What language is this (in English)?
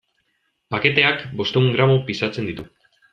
Basque